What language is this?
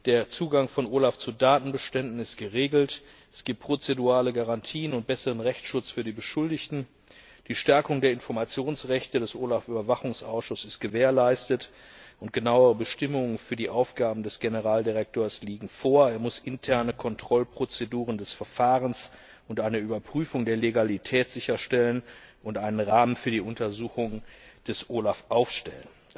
German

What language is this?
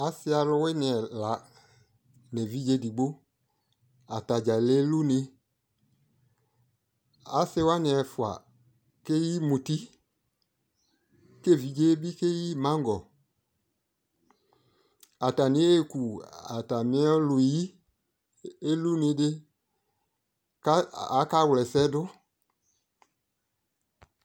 Ikposo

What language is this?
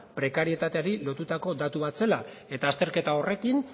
Basque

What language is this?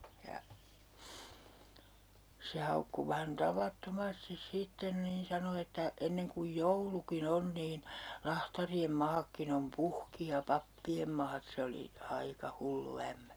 Finnish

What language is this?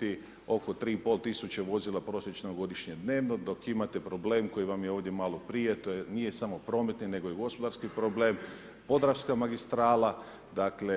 Croatian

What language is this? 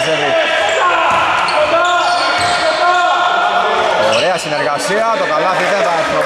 Greek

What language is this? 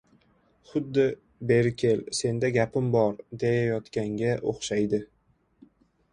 Uzbek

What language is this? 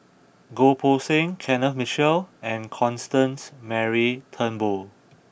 English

